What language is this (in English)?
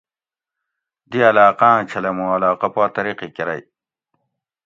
Gawri